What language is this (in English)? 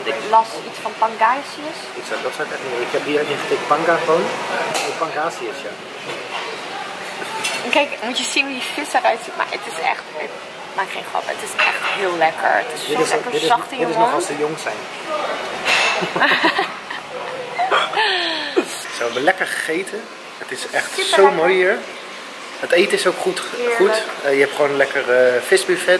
Dutch